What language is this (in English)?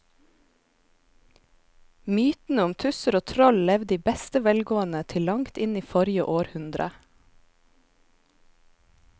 Norwegian